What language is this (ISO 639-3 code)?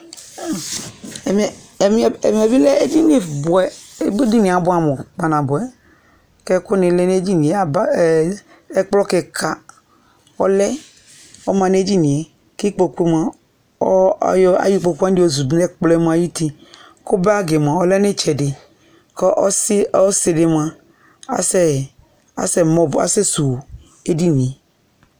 kpo